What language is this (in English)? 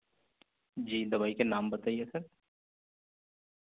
Urdu